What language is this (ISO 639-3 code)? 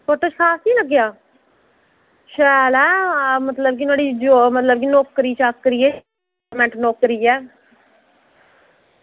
doi